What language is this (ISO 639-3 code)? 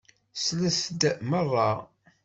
kab